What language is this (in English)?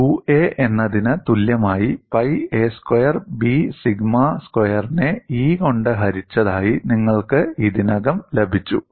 Malayalam